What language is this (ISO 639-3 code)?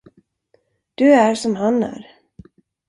swe